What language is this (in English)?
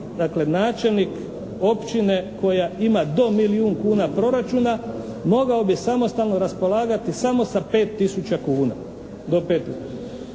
Croatian